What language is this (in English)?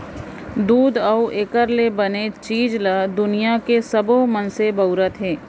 Chhattisgarhi